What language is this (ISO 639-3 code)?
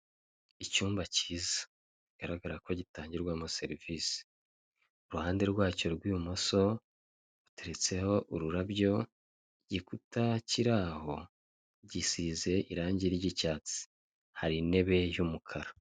kin